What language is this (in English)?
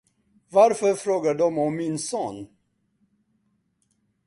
Swedish